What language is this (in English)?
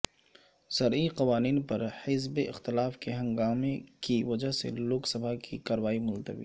Urdu